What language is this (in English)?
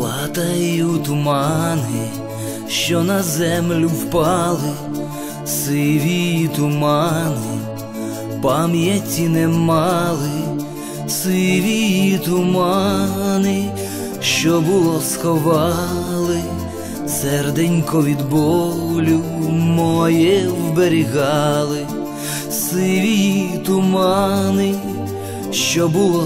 Russian